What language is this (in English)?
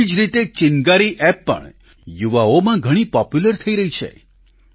Gujarati